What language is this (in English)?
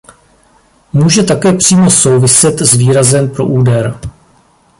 Czech